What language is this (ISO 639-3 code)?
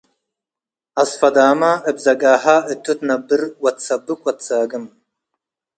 tig